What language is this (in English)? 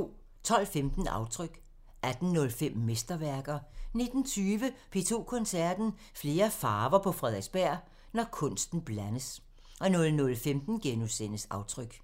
Danish